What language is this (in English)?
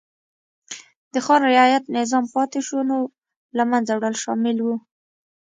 Pashto